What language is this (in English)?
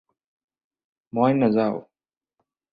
Assamese